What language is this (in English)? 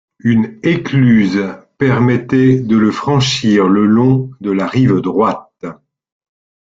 French